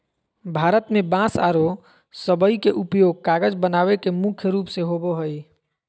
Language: Magahi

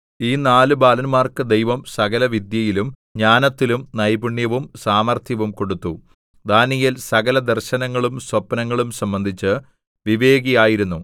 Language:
Malayalam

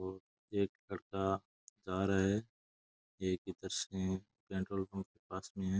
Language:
Rajasthani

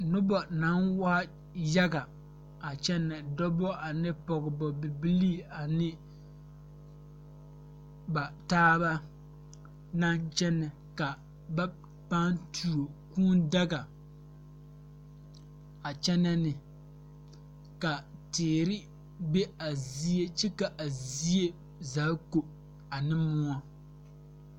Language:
Southern Dagaare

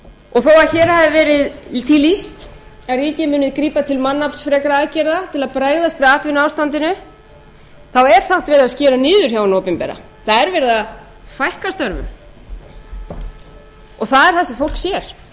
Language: Icelandic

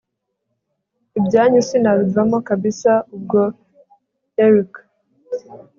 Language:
Kinyarwanda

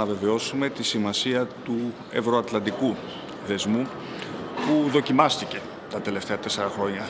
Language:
Greek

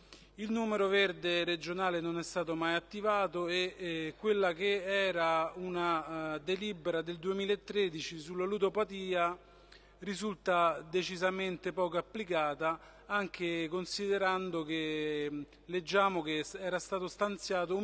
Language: Italian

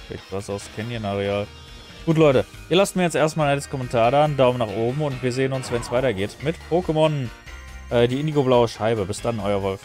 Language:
German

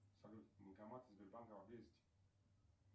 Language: Russian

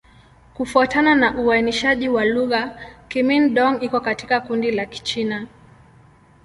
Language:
Swahili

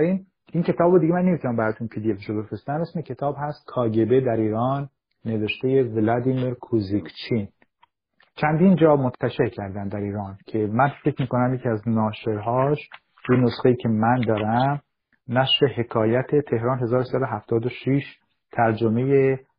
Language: Persian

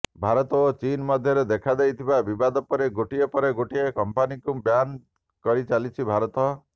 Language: Odia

